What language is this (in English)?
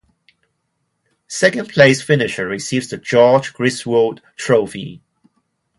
English